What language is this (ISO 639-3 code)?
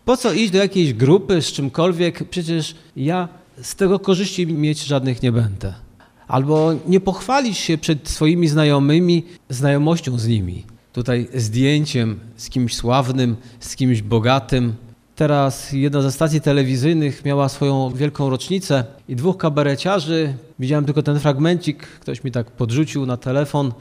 pol